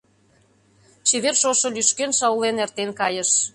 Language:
Mari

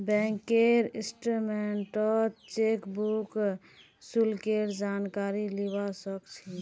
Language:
Magahi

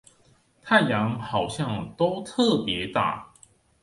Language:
Chinese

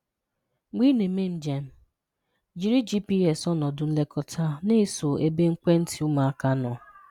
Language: Igbo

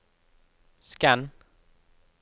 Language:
Norwegian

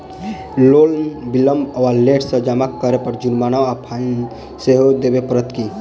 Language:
Maithili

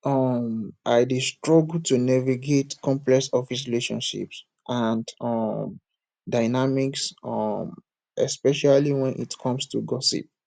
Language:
Nigerian Pidgin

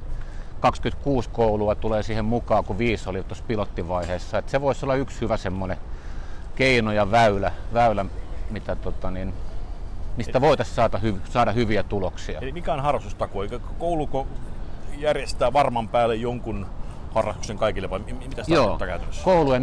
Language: Finnish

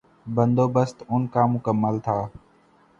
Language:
Urdu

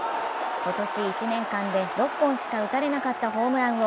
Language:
Japanese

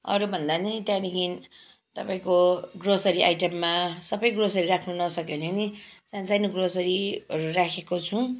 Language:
Nepali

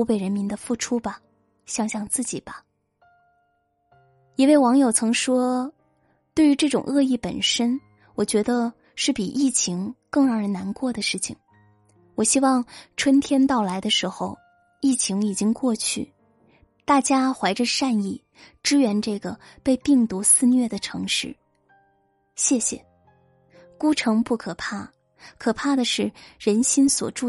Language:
Chinese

